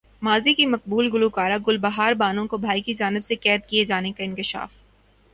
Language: Urdu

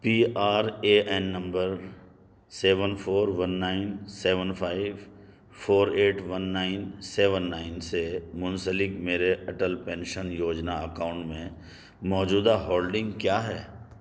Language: Urdu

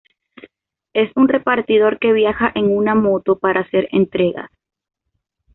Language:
Spanish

